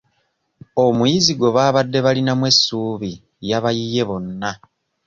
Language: Ganda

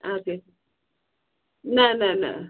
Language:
Kashmiri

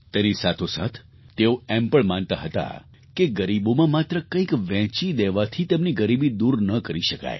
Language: Gujarati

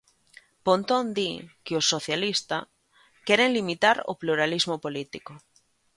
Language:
Galician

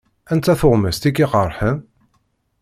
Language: Kabyle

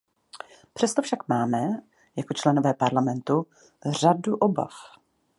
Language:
Czech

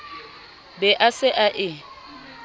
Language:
Southern Sotho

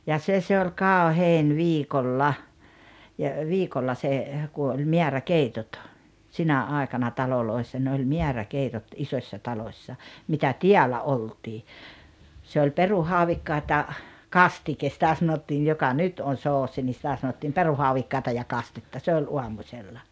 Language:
Finnish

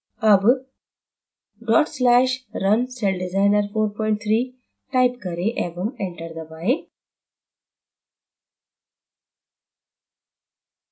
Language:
Hindi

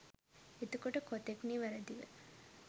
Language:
Sinhala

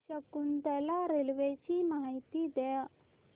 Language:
Marathi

